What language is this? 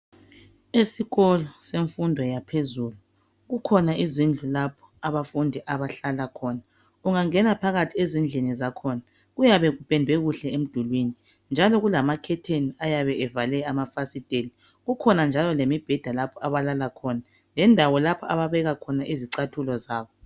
North Ndebele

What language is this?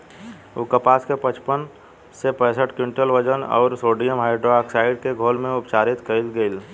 Bhojpuri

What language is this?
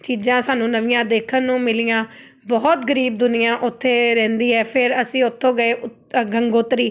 Punjabi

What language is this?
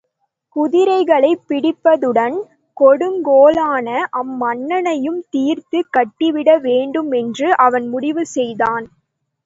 Tamil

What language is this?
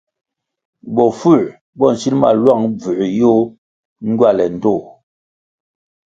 Kwasio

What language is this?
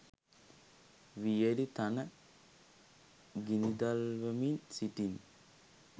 Sinhala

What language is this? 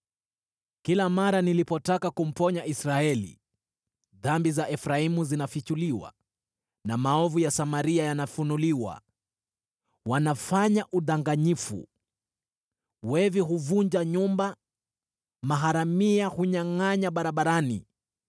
Swahili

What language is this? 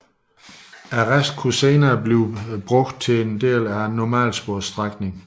Danish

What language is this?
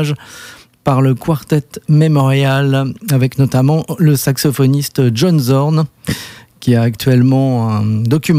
French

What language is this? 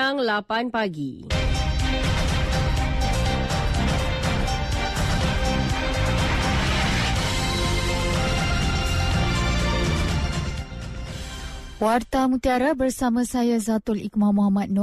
Malay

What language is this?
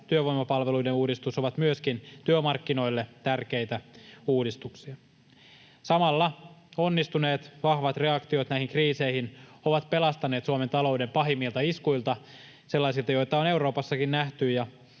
Finnish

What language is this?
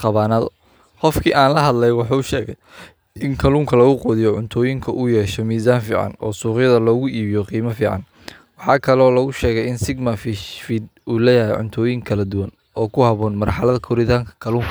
Somali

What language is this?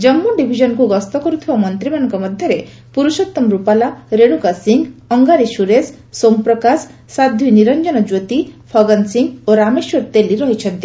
Odia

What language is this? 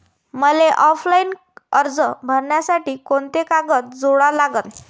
Marathi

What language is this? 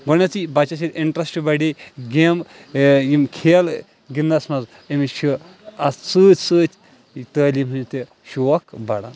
Kashmiri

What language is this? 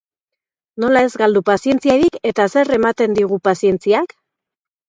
Basque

